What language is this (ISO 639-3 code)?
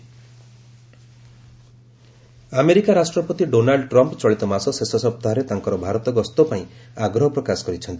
ori